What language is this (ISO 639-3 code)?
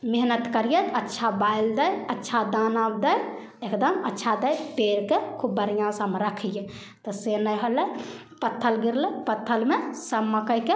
mai